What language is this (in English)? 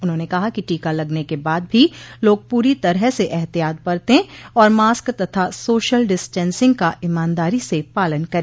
Hindi